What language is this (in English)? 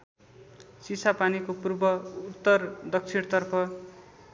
Nepali